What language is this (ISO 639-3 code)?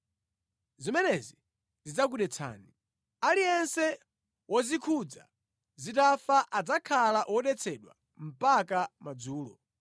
nya